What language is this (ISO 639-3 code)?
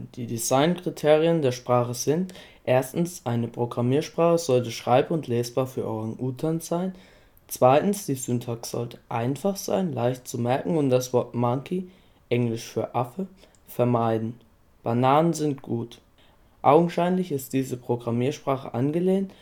deu